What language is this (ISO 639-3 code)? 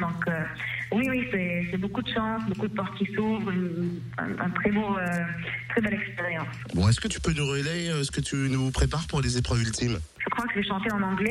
fra